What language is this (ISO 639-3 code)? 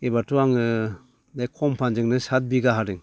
brx